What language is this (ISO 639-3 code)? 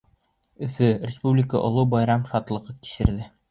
bak